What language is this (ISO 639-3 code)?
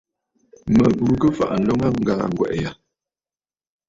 bfd